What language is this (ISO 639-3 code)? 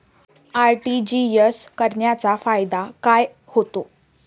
mar